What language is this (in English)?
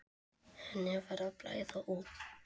Icelandic